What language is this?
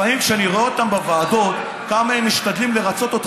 Hebrew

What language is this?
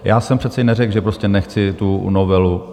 Czech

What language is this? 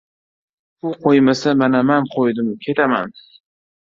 Uzbek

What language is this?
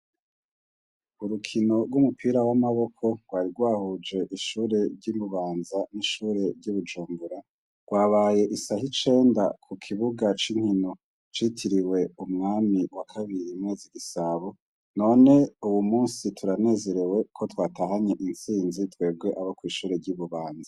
Rundi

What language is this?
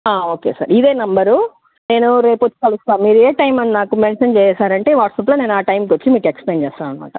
Telugu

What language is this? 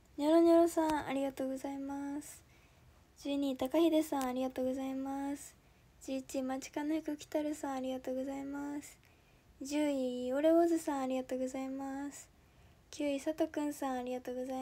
Japanese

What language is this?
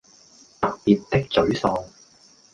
Cantonese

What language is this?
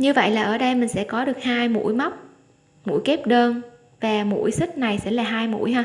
Vietnamese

